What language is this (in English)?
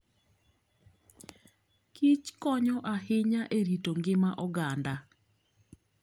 Luo (Kenya and Tanzania)